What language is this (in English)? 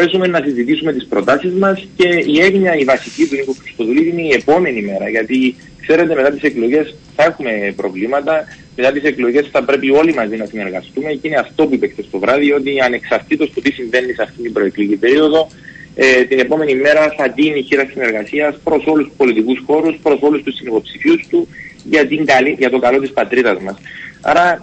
Greek